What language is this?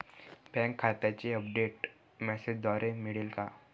Marathi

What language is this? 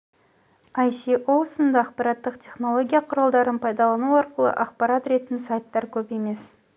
Kazakh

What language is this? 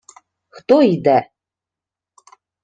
Ukrainian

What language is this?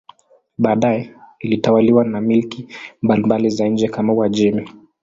Swahili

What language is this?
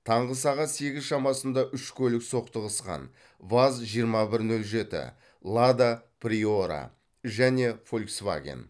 Kazakh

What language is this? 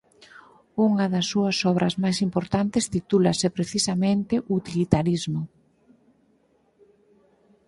Galician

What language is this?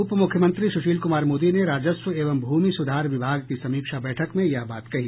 Hindi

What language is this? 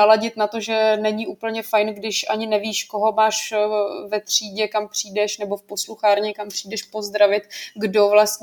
Czech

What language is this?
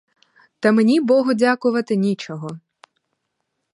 Ukrainian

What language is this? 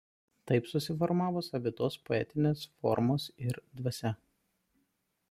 Lithuanian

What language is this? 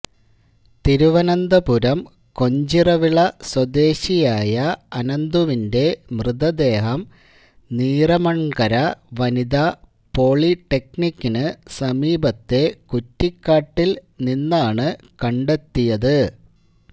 Malayalam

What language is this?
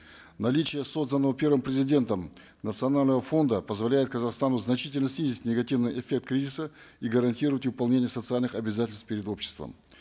Kazakh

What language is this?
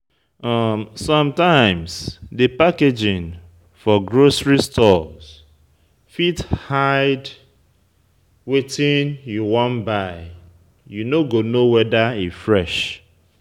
Nigerian Pidgin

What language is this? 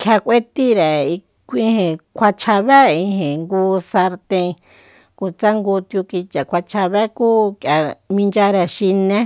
Soyaltepec Mazatec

